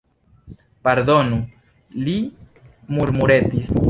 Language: Esperanto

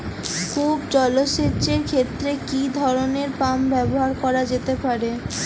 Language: Bangla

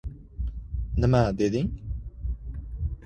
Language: Uzbek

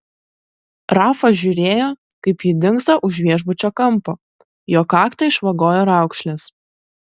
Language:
Lithuanian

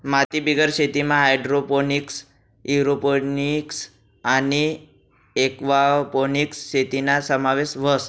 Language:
Marathi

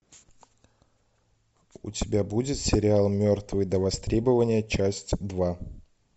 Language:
Russian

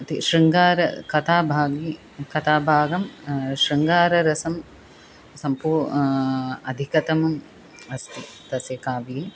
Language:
Sanskrit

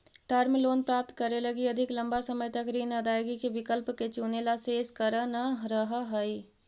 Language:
Magahi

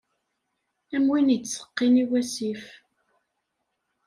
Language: Kabyle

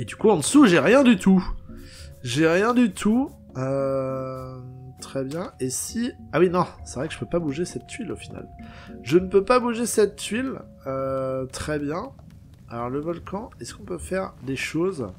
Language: French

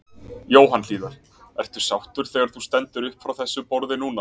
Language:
Icelandic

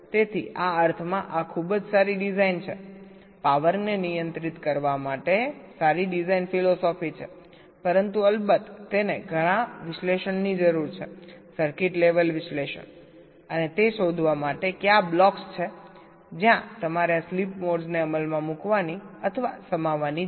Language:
Gujarati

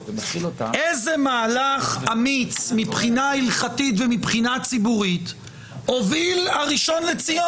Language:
Hebrew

